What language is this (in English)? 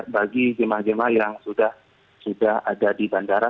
Indonesian